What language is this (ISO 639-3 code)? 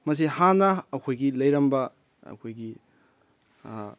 mni